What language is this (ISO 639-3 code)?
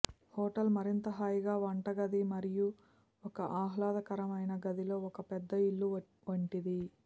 tel